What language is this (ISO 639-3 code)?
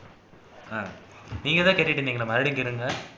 tam